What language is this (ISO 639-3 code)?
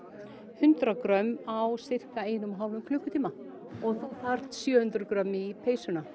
isl